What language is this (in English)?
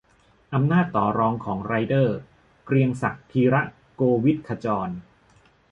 Thai